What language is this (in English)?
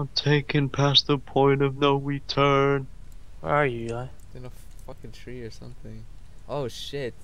English